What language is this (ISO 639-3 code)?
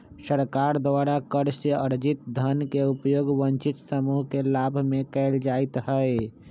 mag